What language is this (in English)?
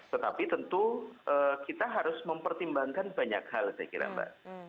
Indonesian